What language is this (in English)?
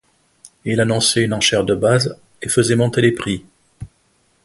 French